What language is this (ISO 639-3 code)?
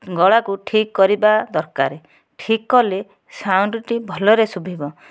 ori